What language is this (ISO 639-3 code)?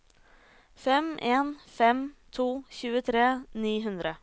nor